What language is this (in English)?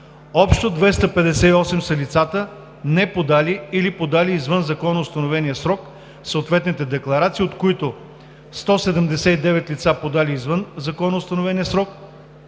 Bulgarian